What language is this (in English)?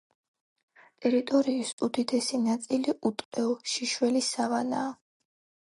Georgian